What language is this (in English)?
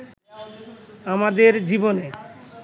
Bangla